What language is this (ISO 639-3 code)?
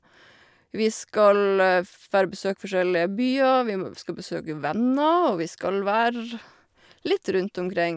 nor